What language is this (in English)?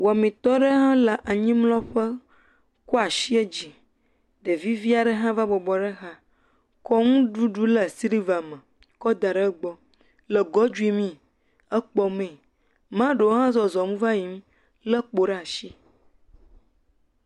Ewe